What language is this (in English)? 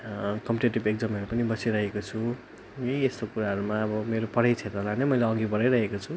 Nepali